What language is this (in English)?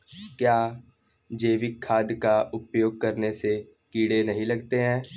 Hindi